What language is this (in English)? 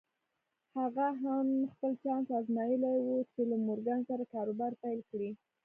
Pashto